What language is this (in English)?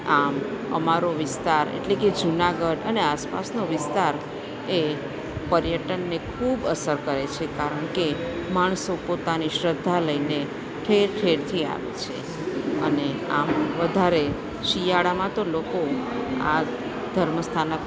Gujarati